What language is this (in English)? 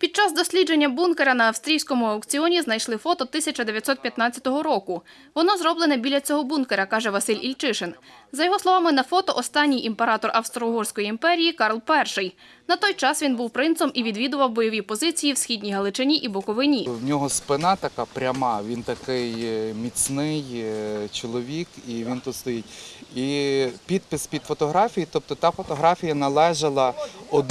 Ukrainian